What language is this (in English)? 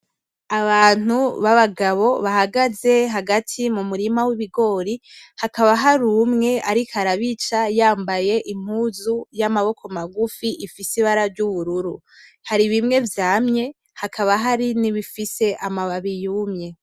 Rundi